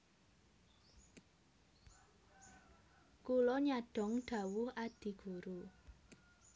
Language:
Javanese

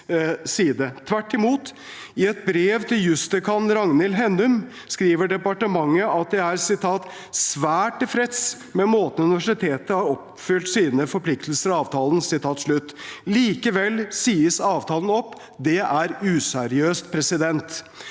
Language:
Norwegian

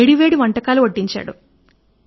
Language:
Telugu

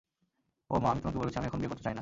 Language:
Bangla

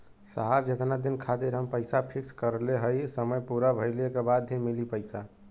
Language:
Bhojpuri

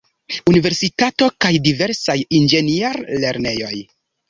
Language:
Esperanto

